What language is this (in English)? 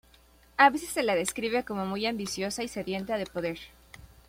Spanish